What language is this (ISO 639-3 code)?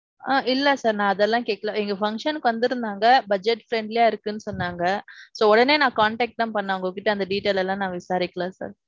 tam